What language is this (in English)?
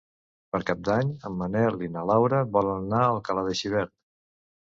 Catalan